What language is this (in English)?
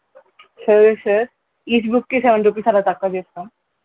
Telugu